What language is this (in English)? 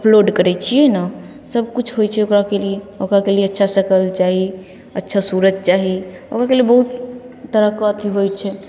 Maithili